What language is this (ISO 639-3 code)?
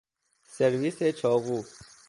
fas